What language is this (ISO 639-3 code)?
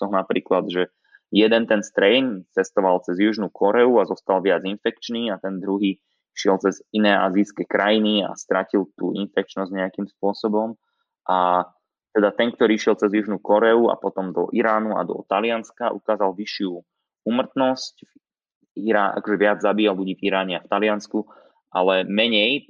slk